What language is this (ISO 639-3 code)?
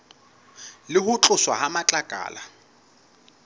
sot